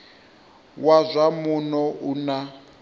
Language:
Venda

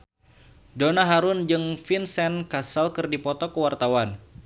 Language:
Sundanese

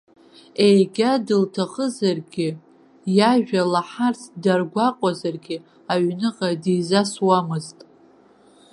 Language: Abkhazian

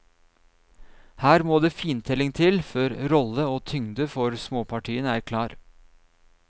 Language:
Norwegian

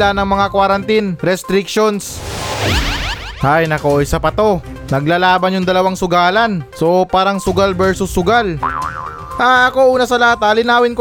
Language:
Filipino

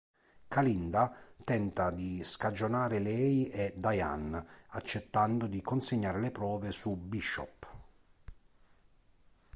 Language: Italian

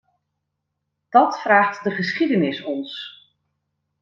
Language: Dutch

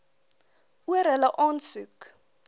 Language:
Afrikaans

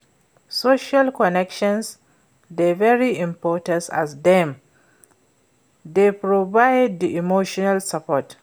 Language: Nigerian Pidgin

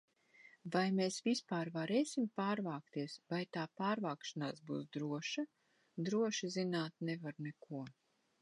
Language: Latvian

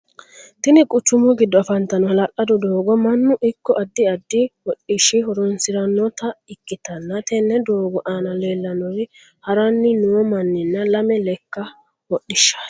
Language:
Sidamo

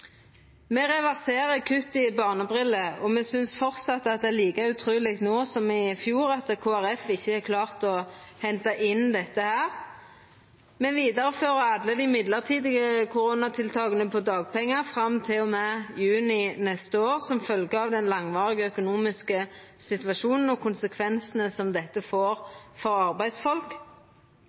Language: Norwegian Nynorsk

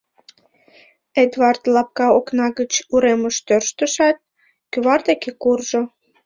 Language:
Mari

